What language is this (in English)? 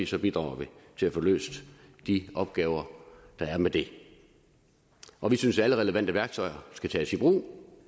Danish